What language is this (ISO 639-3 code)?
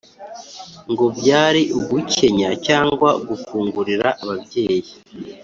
kin